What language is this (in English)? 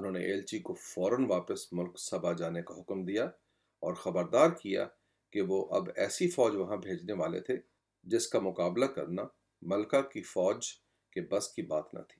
Urdu